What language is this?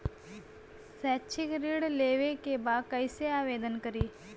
Bhojpuri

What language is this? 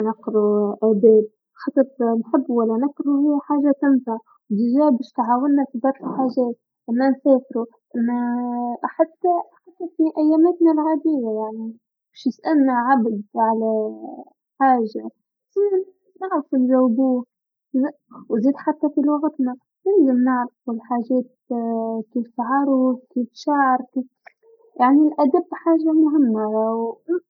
Tunisian Arabic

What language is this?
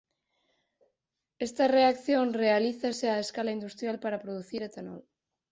Galician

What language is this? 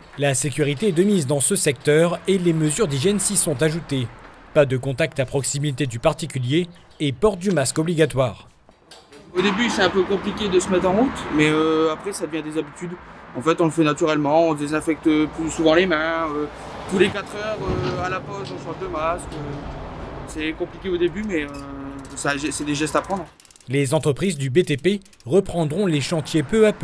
French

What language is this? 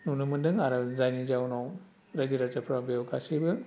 Bodo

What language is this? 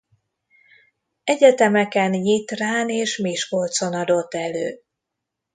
Hungarian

